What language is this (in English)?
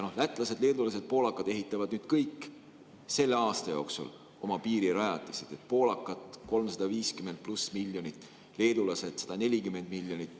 Estonian